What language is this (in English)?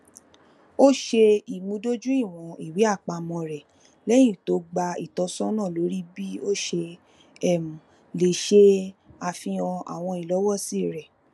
Yoruba